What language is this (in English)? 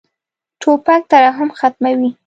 Pashto